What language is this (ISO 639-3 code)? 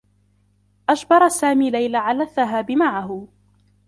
ara